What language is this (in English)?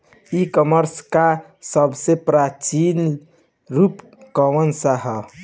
Bhojpuri